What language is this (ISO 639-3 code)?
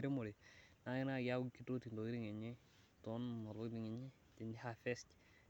mas